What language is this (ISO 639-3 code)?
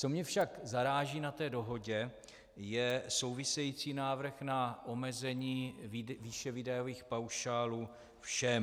ces